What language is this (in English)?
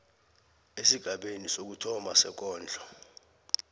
South Ndebele